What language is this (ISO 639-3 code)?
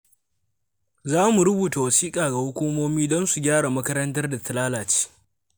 hau